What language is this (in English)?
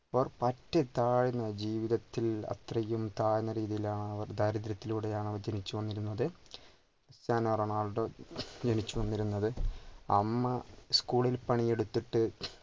Malayalam